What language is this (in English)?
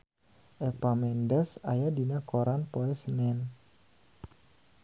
Sundanese